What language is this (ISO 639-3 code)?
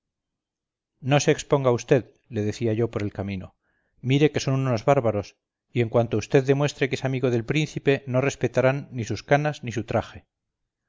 spa